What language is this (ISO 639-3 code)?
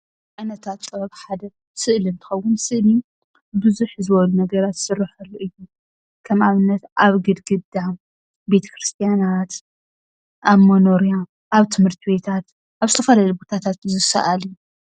tir